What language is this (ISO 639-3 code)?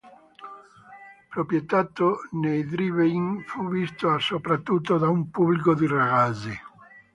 ita